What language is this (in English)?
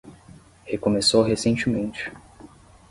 Portuguese